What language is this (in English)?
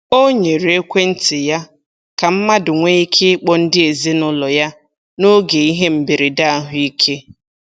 Igbo